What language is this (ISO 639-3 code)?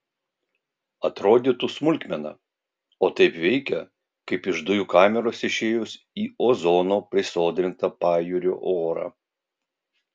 lit